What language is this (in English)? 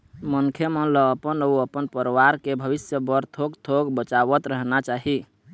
Chhattisgarhi